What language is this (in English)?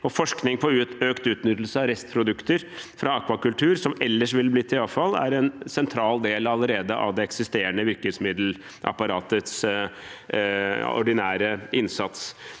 Norwegian